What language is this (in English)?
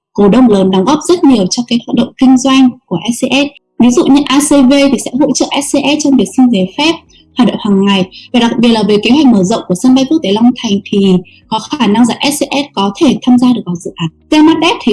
Vietnamese